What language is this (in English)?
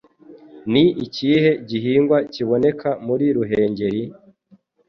Kinyarwanda